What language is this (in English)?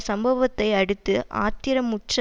Tamil